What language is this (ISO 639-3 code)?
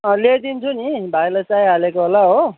nep